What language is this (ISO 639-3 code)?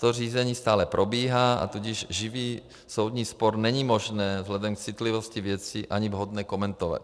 ces